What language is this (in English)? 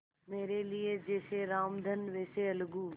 Hindi